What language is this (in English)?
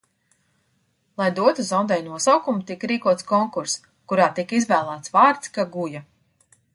Latvian